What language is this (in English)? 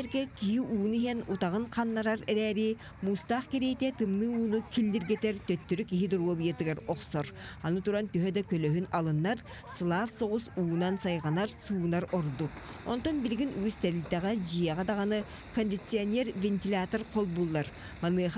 Turkish